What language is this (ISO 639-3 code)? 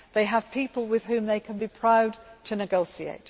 eng